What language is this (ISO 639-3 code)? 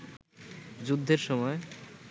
ben